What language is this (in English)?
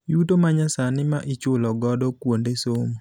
Luo (Kenya and Tanzania)